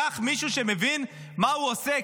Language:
Hebrew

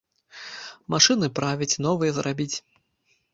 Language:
Belarusian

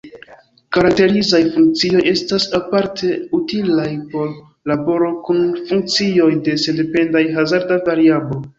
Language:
Esperanto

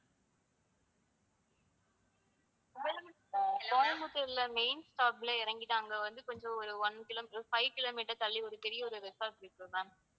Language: Tamil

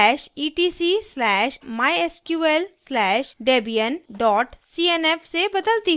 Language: Hindi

